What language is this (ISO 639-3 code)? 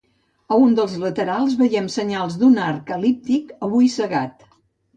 cat